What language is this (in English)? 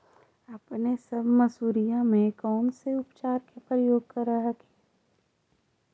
Magahi